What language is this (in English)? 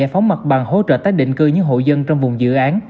Vietnamese